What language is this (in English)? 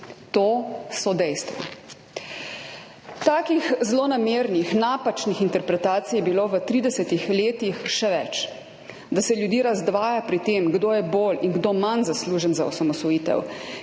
Slovenian